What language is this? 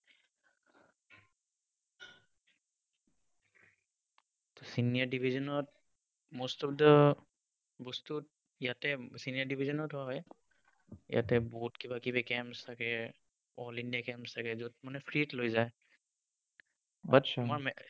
Assamese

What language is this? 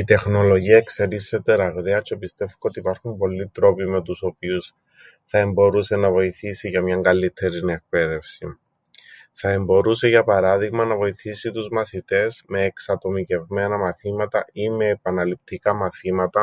Greek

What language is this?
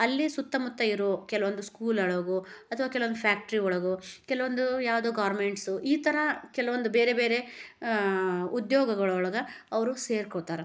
Kannada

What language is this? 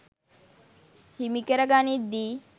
Sinhala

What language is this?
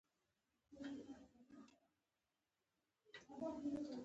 Pashto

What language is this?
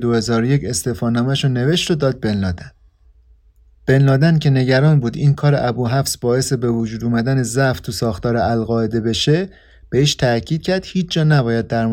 Persian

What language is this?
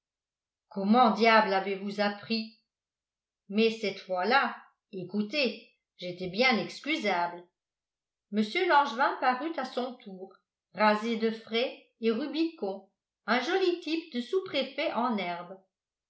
French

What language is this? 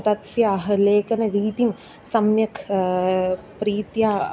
Sanskrit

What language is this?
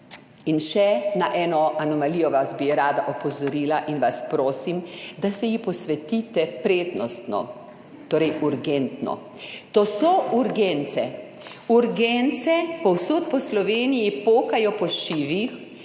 Slovenian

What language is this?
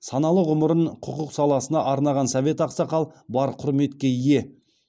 Kazakh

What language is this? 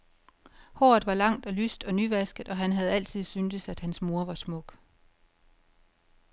Danish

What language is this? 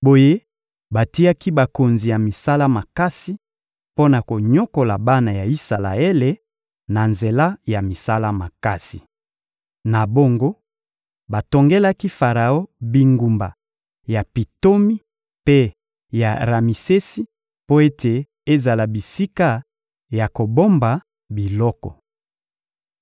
Lingala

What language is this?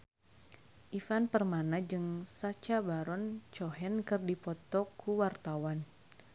Sundanese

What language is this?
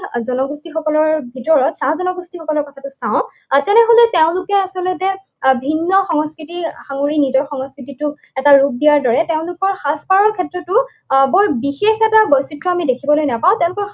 Assamese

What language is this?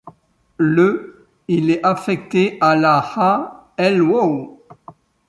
French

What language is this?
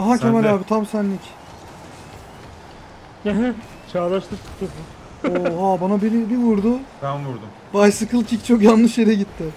Turkish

